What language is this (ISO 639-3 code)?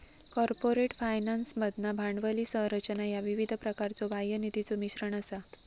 mar